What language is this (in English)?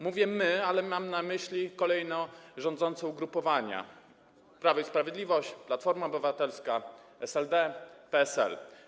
Polish